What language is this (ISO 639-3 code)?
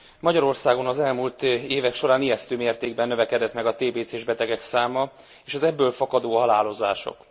hun